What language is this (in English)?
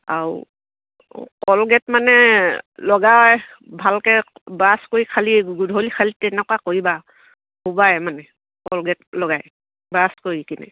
Assamese